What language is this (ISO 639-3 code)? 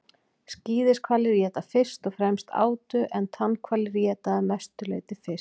isl